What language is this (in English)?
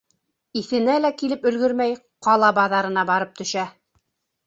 Bashkir